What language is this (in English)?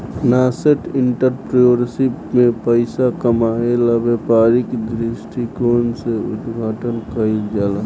Bhojpuri